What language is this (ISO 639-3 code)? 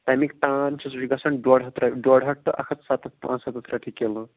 kas